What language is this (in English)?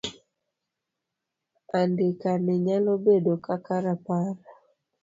Luo (Kenya and Tanzania)